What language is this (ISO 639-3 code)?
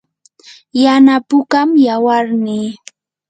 qur